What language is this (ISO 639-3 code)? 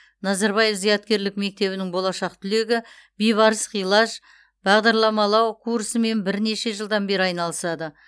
kaz